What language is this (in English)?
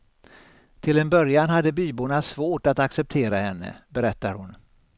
Swedish